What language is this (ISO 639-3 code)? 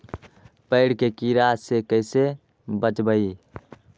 mag